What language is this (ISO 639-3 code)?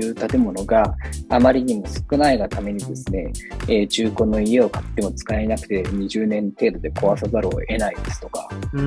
jpn